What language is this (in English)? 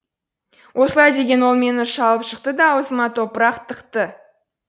Kazakh